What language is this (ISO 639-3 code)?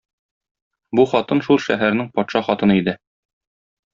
tat